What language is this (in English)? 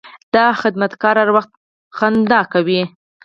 Pashto